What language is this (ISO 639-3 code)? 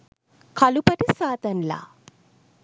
sin